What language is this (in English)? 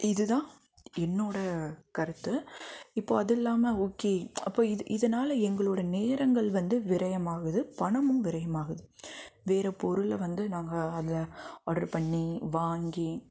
Tamil